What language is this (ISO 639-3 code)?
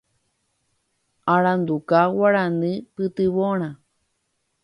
grn